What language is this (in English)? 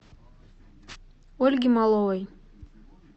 Russian